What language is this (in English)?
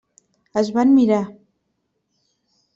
Catalan